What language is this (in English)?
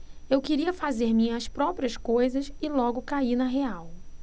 Portuguese